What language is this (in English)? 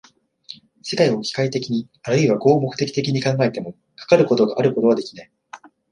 Japanese